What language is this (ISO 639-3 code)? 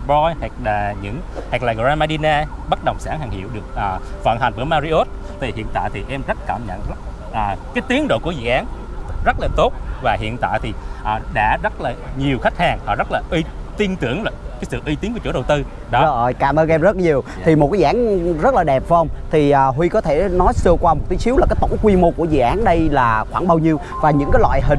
vie